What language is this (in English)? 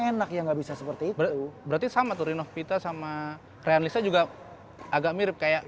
Indonesian